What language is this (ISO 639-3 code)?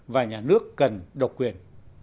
vie